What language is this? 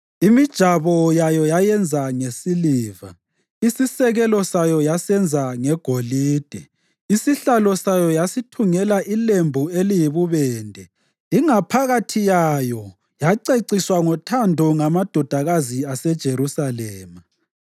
North Ndebele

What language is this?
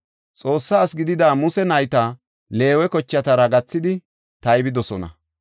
Gofa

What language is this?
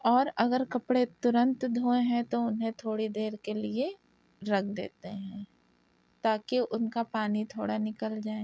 Urdu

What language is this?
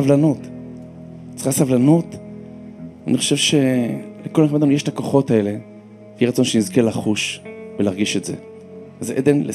Hebrew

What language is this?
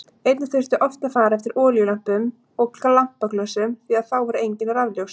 Icelandic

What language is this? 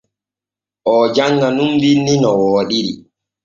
Borgu Fulfulde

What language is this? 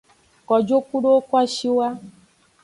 Aja (Benin)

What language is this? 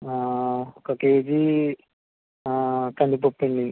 Telugu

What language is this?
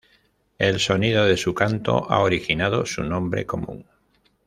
Spanish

